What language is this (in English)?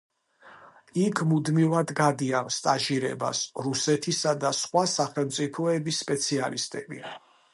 Georgian